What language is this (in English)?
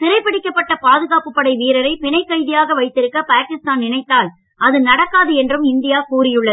Tamil